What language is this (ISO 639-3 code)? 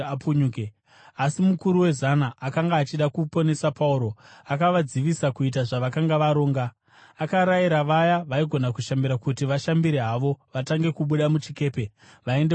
sna